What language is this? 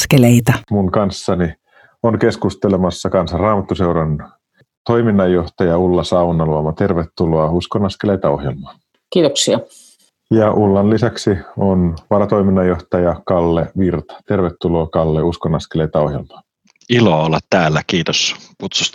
Finnish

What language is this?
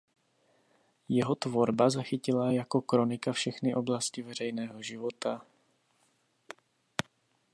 Czech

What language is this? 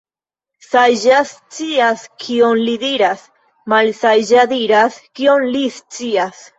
Esperanto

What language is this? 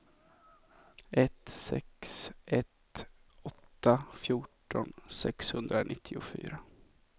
Swedish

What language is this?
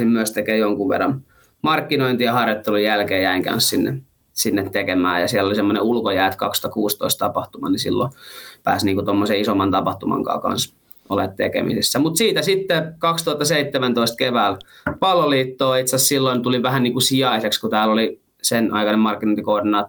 Finnish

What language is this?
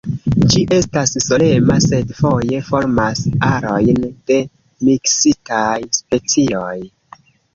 Esperanto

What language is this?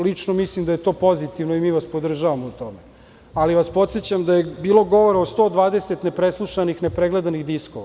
Serbian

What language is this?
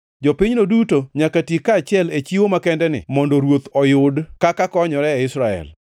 Luo (Kenya and Tanzania)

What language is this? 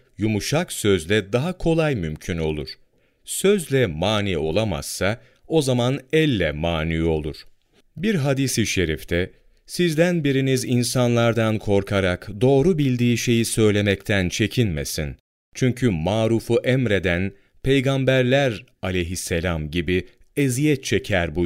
Turkish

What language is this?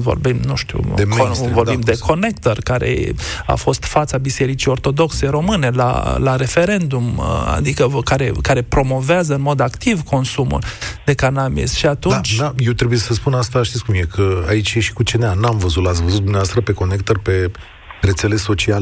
Romanian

